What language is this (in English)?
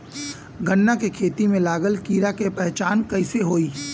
Bhojpuri